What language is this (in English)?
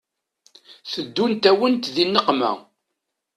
Kabyle